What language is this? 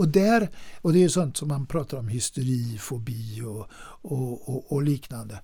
Swedish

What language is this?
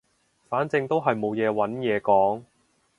Cantonese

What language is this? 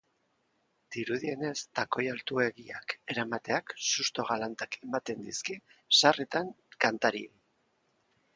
Basque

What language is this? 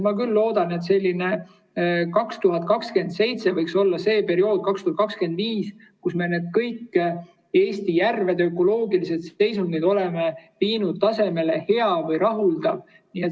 Estonian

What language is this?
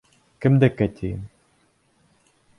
Bashkir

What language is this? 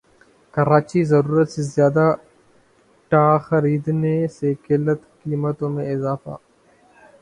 Urdu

